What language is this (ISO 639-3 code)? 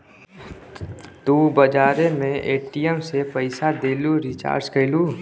bho